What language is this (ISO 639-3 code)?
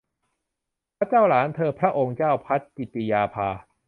tha